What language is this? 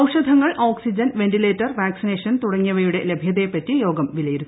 Malayalam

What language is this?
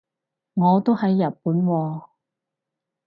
Cantonese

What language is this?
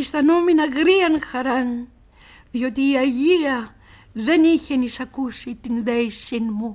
Greek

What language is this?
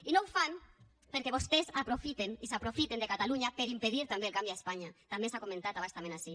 Catalan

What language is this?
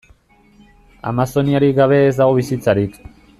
Basque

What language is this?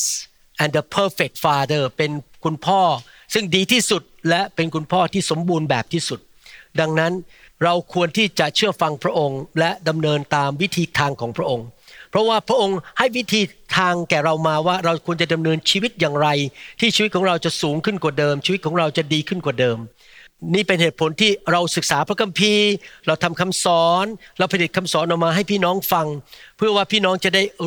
Thai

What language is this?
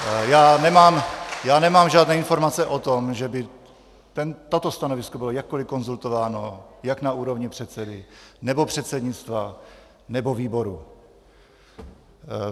Czech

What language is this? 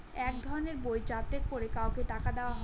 Bangla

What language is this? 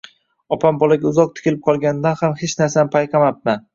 Uzbek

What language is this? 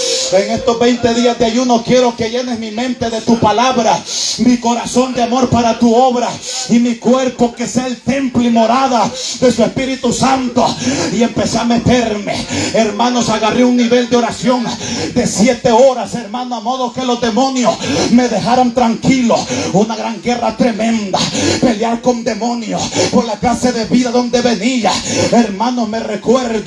Spanish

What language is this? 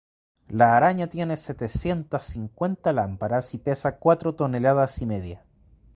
Spanish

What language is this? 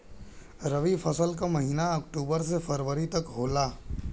Bhojpuri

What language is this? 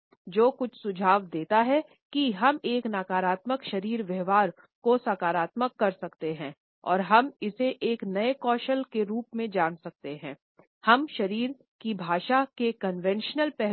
Hindi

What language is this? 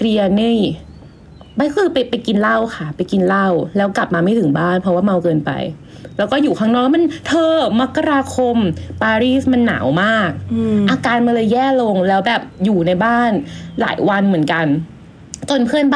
Thai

